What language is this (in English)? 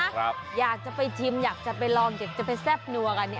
Thai